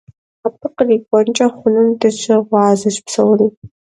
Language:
Kabardian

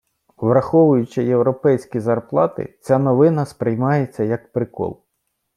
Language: Ukrainian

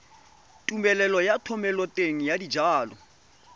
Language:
Tswana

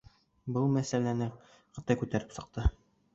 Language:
Bashkir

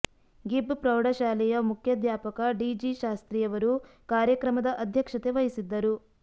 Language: Kannada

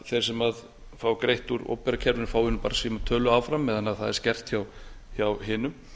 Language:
Icelandic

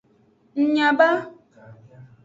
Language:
Aja (Benin)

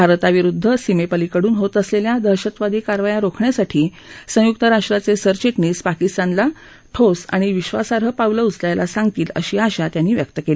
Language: Marathi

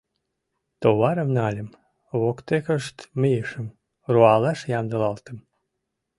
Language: Mari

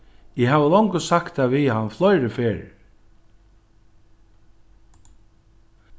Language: Faroese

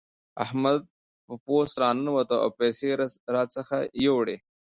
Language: Pashto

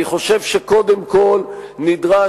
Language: Hebrew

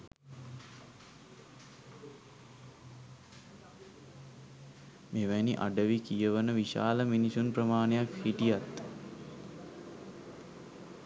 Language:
Sinhala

